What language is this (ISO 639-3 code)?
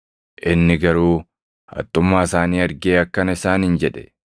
orm